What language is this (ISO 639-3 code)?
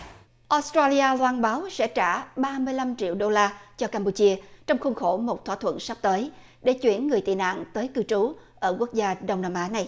vie